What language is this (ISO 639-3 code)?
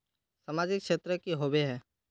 mag